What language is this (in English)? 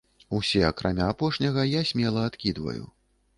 Belarusian